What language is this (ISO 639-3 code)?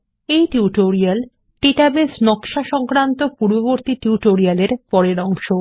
ben